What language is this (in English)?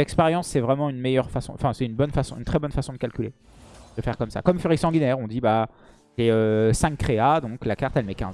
French